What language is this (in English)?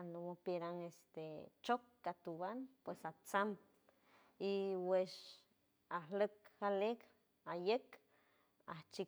San Francisco Del Mar Huave